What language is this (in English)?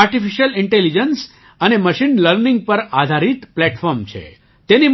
Gujarati